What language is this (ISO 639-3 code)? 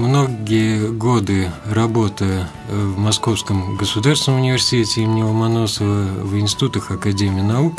rus